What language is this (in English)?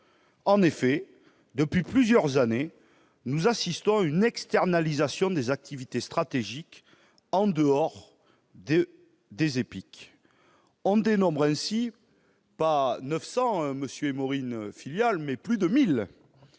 French